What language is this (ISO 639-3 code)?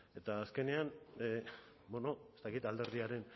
eus